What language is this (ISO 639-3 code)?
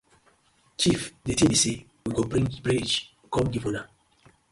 pcm